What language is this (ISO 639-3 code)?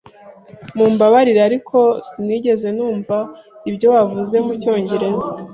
kin